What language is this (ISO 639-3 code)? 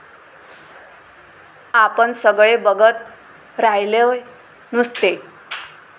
mar